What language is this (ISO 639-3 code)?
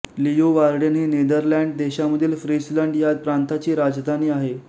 mar